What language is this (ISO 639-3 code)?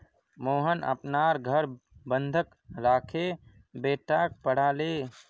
mag